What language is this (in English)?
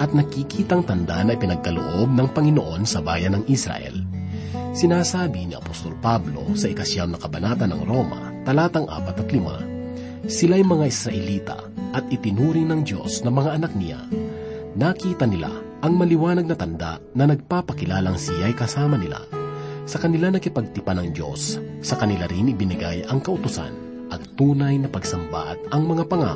Filipino